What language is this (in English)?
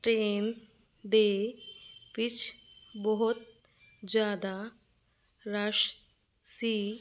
Punjabi